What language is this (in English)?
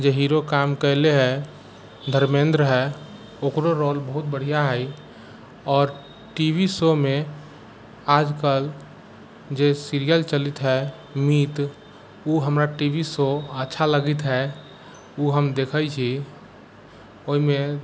Maithili